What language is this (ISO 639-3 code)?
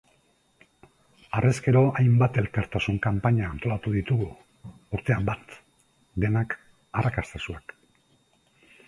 eus